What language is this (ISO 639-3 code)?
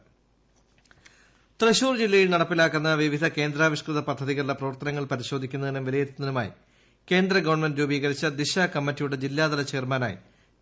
mal